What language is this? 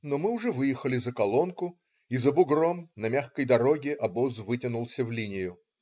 Russian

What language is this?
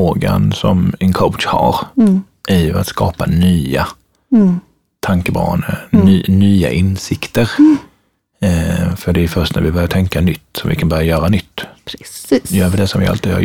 Swedish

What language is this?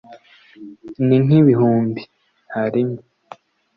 Kinyarwanda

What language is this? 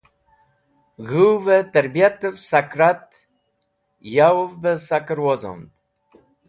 Wakhi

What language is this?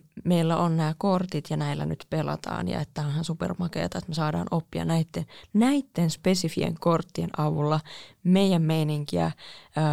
Finnish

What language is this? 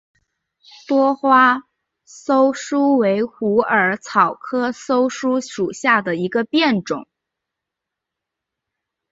Chinese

